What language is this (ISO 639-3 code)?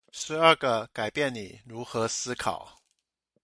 zho